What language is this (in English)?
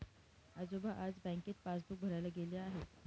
Marathi